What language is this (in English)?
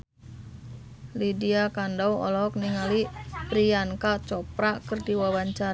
Sundanese